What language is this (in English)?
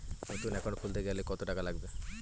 Bangla